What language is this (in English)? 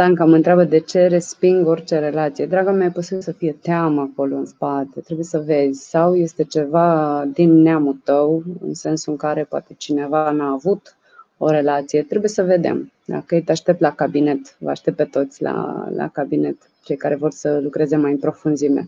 Romanian